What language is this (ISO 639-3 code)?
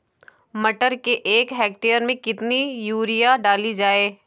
hin